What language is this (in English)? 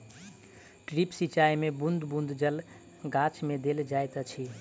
Maithili